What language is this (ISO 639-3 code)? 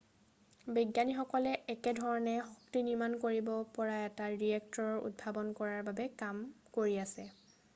asm